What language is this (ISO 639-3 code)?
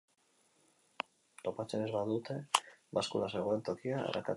eus